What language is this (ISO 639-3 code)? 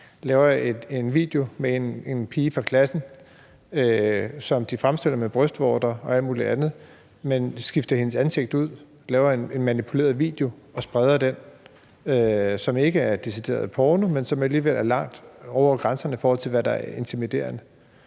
dan